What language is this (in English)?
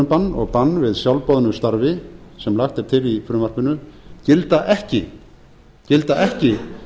Icelandic